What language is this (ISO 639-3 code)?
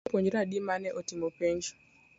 luo